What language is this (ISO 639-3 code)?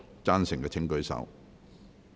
yue